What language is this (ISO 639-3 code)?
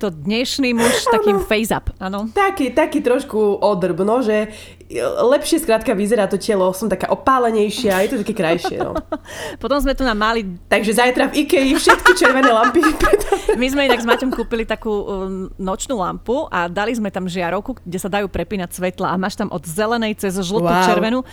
slk